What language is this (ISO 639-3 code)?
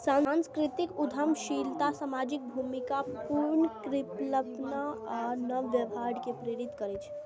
mai